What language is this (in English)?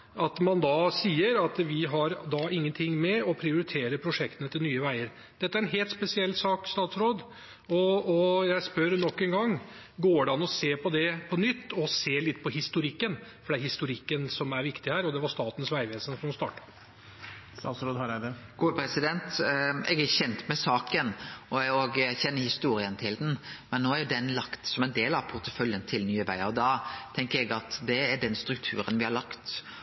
Norwegian